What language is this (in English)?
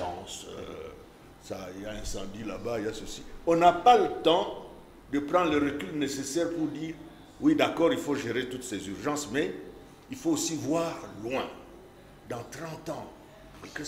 French